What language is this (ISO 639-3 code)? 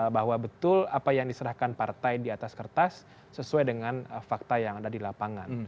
ind